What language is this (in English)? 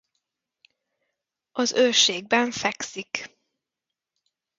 Hungarian